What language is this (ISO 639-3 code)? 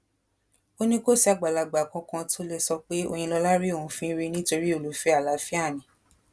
yor